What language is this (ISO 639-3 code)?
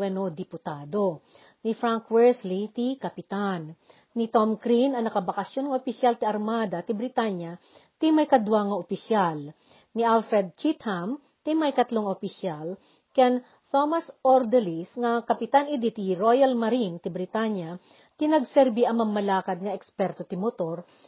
fil